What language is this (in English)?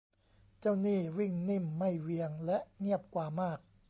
Thai